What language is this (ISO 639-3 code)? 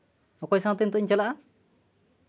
sat